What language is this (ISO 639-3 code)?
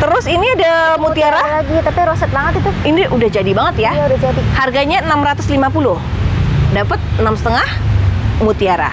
ind